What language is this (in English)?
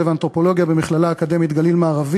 Hebrew